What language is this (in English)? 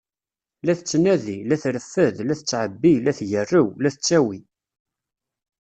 Kabyle